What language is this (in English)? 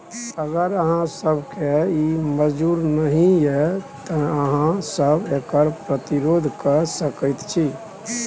Maithili